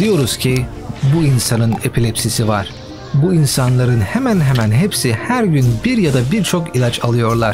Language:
Turkish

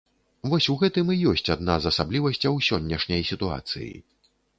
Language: Belarusian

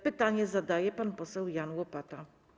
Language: Polish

